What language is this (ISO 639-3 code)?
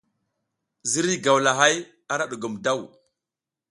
giz